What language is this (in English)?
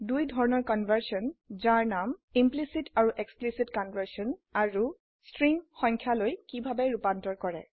Assamese